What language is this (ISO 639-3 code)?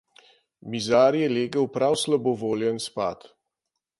slv